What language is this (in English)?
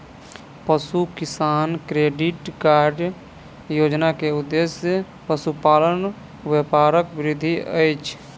Maithili